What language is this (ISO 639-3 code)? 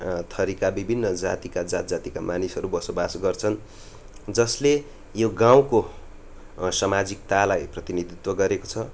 nep